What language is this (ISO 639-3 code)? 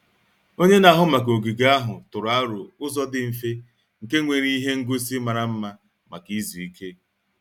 ibo